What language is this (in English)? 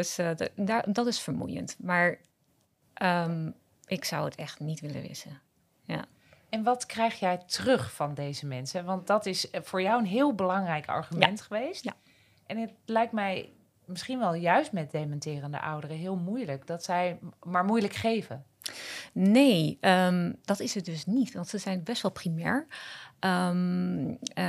Dutch